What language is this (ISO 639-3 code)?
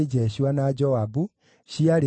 kik